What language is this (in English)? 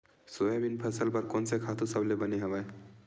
Chhattisgarhi